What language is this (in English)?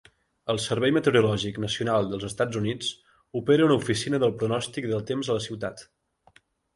Catalan